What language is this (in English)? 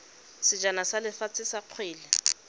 Tswana